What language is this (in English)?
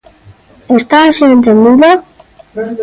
Galician